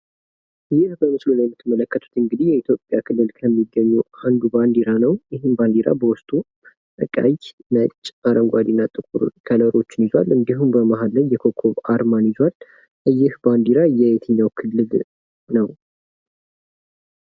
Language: Amharic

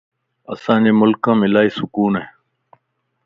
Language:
Lasi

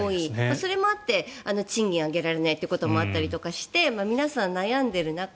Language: Japanese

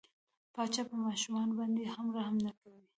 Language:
Pashto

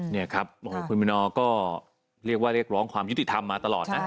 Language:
Thai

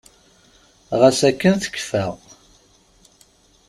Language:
Kabyle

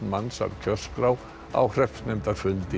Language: Icelandic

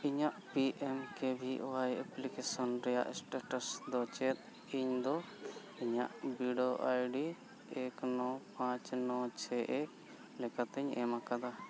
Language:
Santali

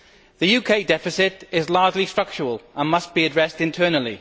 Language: English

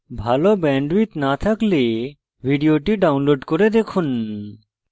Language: Bangla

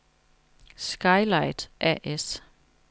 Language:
Danish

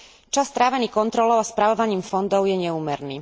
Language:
Slovak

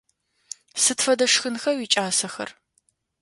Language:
Adyghe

